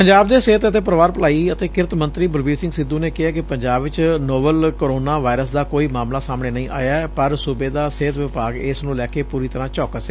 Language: Punjabi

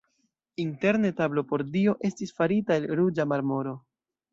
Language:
Esperanto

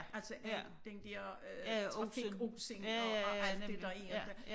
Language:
Danish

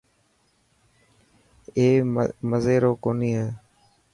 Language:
Dhatki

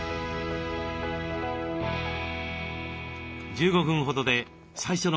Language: Japanese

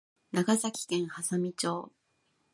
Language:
Japanese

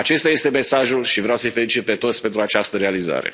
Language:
Romanian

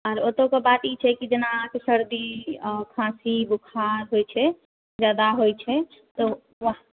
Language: Maithili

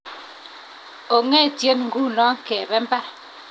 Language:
Kalenjin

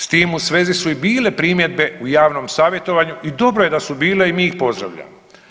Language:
Croatian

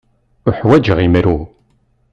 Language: Kabyle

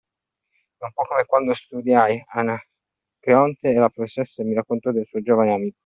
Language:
Italian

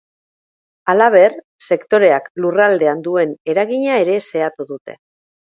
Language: Basque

